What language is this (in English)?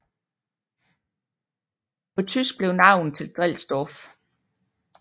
Danish